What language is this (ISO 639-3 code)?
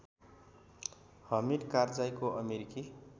nep